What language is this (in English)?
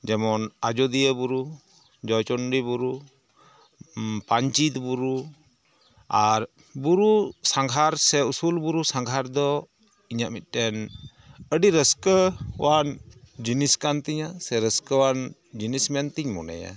Santali